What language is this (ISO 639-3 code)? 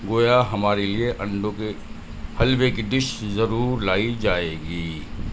urd